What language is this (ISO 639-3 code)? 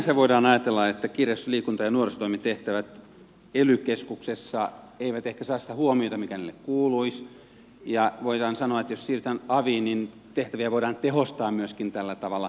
fin